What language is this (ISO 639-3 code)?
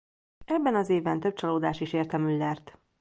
hun